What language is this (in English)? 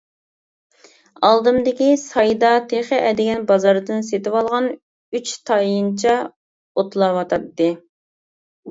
Uyghur